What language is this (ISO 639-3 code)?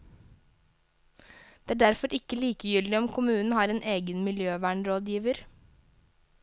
nor